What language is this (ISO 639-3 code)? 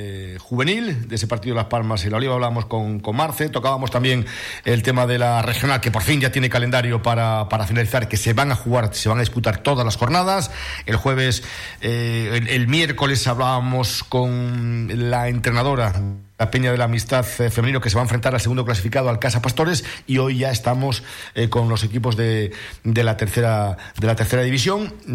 spa